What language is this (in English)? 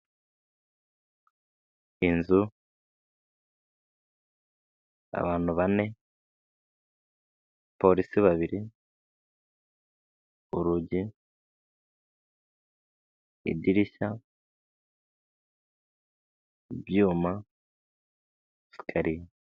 Kinyarwanda